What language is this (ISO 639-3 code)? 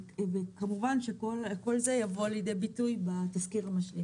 heb